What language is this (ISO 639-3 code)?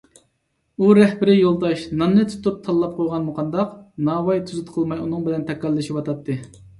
uig